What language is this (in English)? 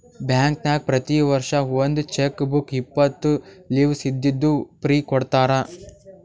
Kannada